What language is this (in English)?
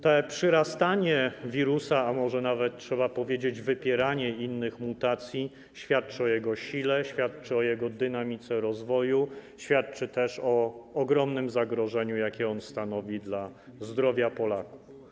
Polish